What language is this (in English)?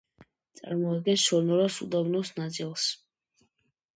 Georgian